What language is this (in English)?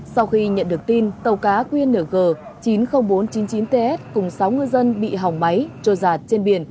Vietnamese